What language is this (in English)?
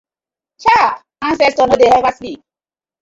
Nigerian Pidgin